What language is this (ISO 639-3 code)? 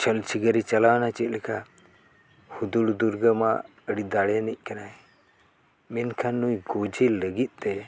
sat